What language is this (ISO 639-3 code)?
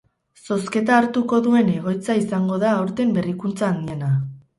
eus